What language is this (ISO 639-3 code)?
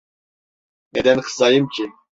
tur